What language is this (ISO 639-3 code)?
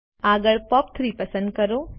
guj